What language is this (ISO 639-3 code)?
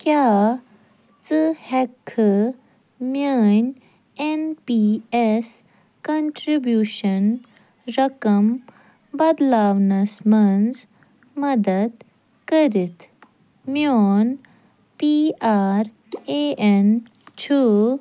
kas